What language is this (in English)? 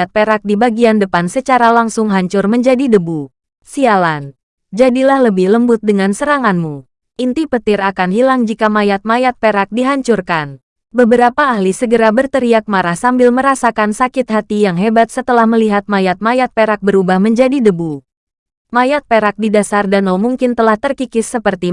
Indonesian